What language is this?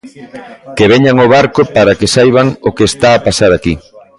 Galician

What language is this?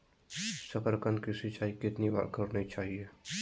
Magahi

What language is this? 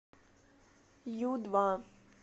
Russian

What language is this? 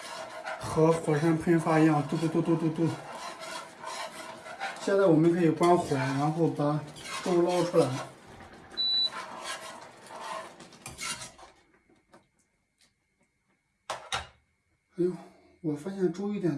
Chinese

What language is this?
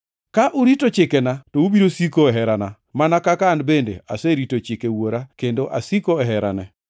Luo (Kenya and Tanzania)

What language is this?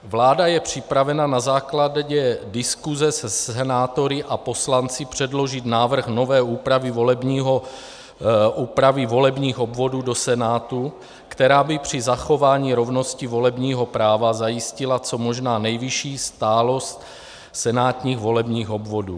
Czech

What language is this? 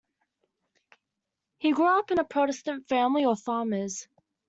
English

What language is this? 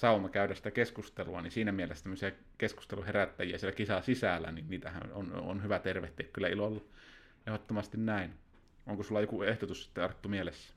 Finnish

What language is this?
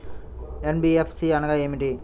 Telugu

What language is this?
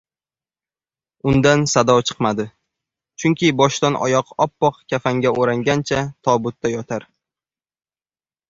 Uzbek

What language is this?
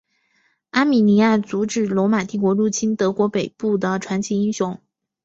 Chinese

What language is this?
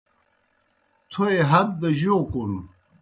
Kohistani Shina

